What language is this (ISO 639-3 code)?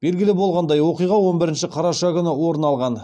kaz